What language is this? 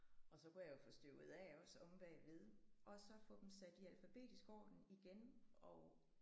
Danish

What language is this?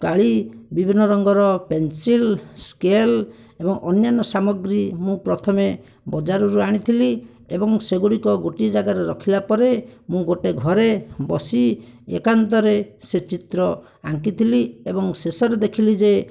Odia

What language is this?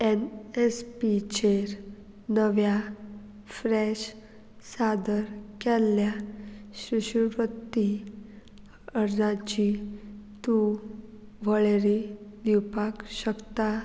Konkani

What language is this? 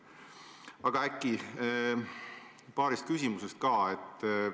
Estonian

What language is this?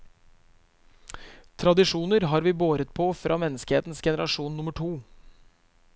Norwegian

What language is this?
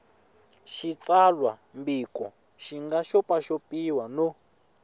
Tsonga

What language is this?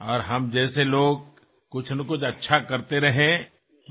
Assamese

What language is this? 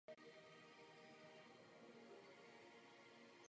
Czech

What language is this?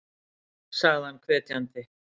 Icelandic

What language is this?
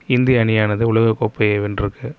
Tamil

